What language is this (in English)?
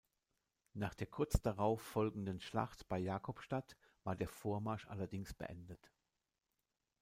German